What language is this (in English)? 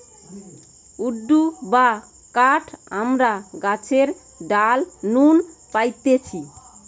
Bangla